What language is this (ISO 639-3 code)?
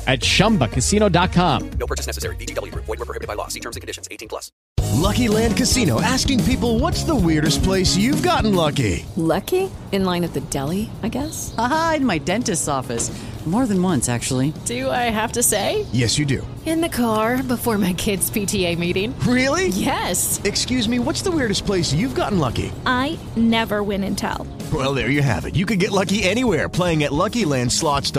spa